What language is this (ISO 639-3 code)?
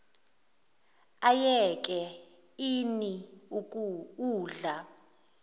zul